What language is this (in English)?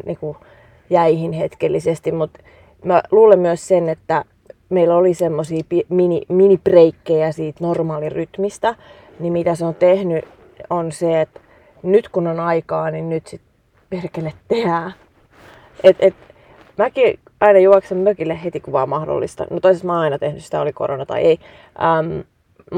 Finnish